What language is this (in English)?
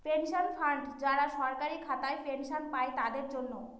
Bangla